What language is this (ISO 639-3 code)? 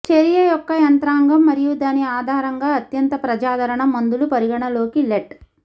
tel